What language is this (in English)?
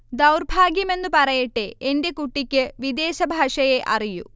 Malayalam